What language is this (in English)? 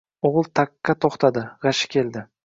Uzbek